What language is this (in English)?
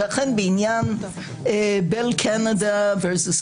Hebrew